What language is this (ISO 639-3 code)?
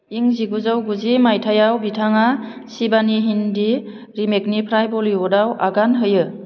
brx